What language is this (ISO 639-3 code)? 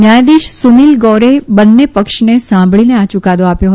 guj